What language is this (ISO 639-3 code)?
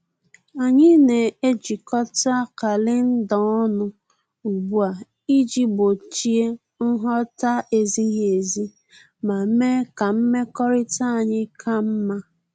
ibo